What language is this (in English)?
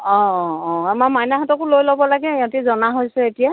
Assamese